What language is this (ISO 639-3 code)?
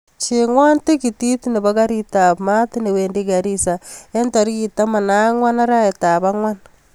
kln